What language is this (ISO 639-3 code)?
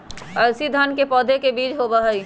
mag